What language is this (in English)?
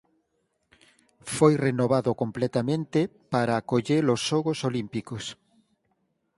Galician